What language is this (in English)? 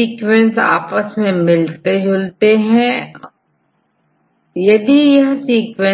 Hindi